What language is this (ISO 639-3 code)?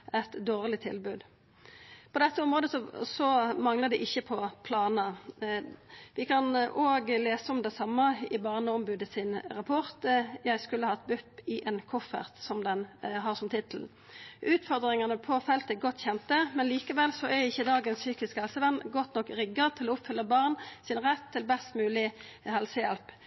nno